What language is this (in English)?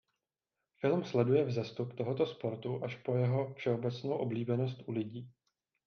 Czech